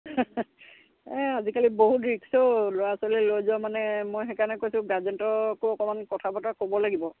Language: Assamese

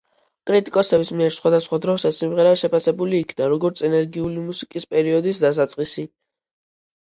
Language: Georgian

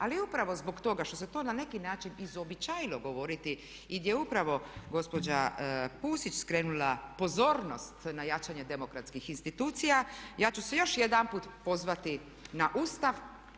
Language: Croatian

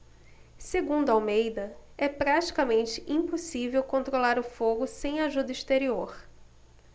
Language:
Portuguese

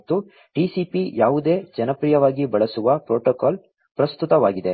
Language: Kannada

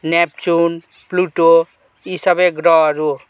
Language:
Nepali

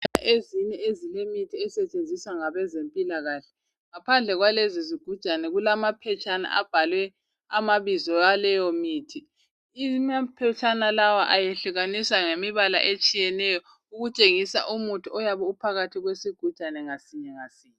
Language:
North Ndebele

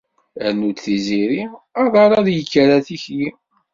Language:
Kabyle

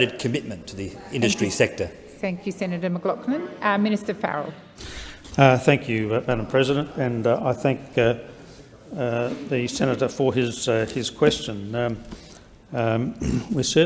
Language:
English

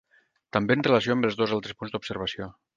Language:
Catalan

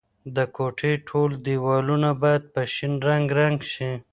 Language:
Pashto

